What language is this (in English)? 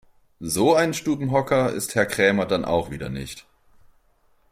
German